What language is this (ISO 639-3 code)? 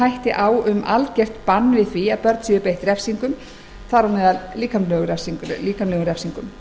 isl